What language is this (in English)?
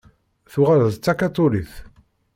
Kabyle